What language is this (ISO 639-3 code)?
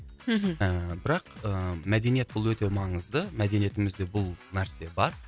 kaz